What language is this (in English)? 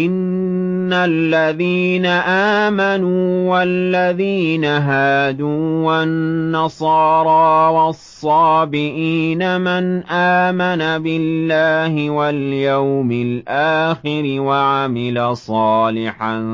Arabic